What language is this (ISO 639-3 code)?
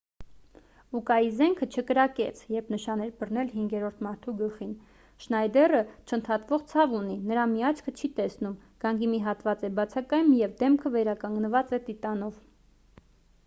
hye